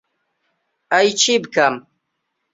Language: Central Kurdish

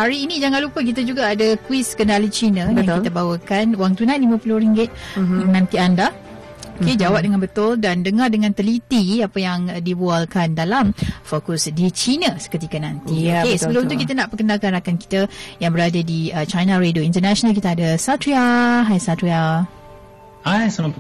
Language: Malay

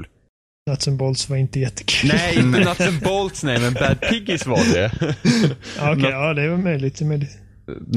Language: Swedish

